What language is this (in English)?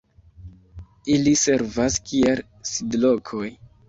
Esperanto